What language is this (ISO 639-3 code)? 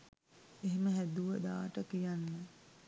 sin